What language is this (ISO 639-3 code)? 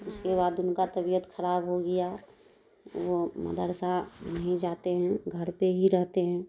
urd